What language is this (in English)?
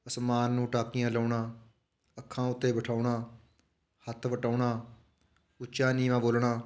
Punjabi